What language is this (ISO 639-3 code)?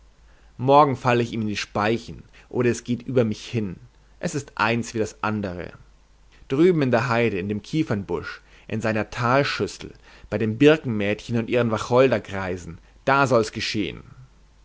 deu